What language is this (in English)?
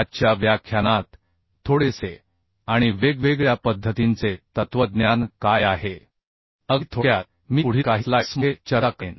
Marathi